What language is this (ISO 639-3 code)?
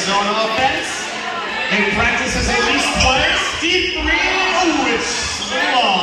eng